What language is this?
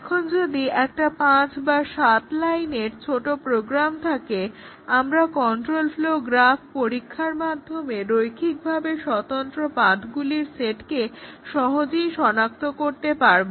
Bangla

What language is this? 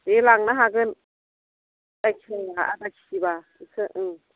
Bodo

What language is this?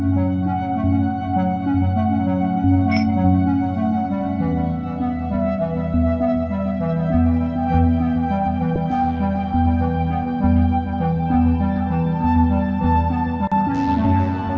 Indonesian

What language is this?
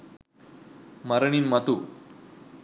Sinhala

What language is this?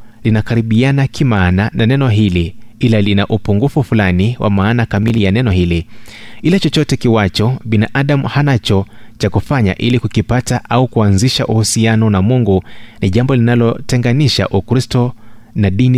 Swahili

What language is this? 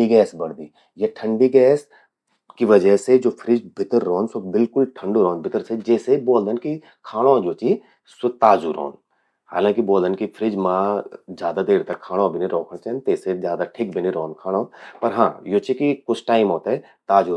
Garhwali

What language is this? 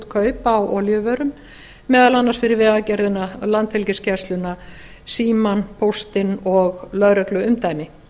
Icelandic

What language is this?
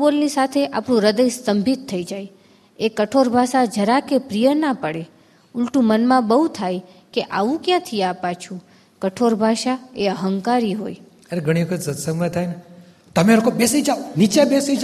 Gujarati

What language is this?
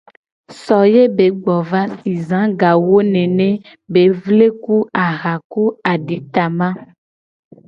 Gen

